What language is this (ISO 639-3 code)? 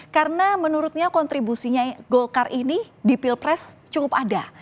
ind